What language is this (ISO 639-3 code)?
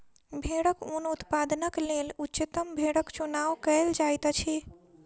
mai